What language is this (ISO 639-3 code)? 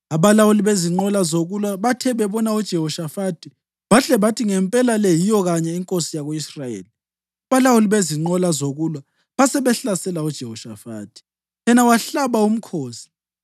nde